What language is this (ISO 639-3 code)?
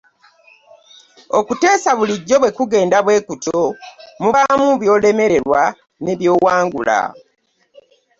lug